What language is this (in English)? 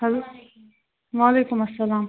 Kashmiri